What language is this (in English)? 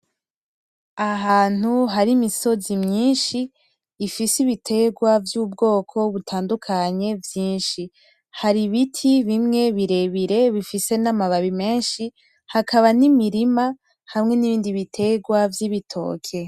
Rundi